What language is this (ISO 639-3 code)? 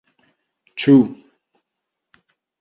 epo